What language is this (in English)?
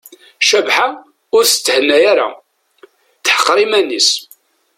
Kabyle